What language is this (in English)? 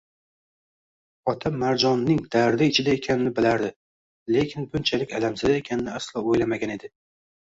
Uzbek